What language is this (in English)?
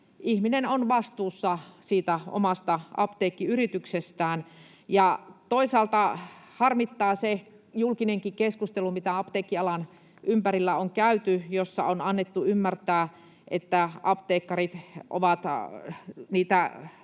Finnish